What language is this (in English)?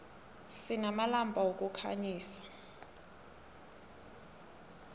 South Ndebele